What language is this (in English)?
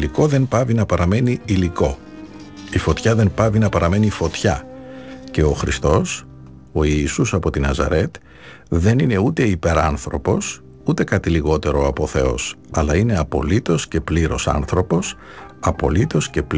Greek